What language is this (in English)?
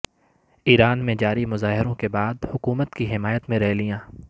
Urdu